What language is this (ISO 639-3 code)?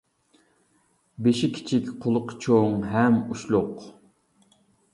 uig